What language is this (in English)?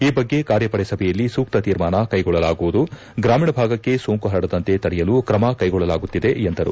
Kannada